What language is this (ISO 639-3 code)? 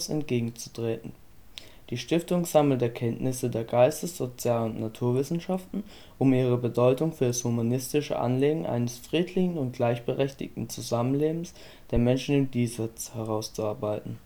deu